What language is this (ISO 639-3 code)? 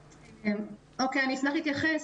heb